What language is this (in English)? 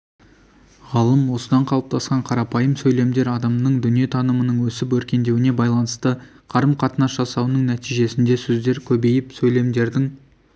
Kazakh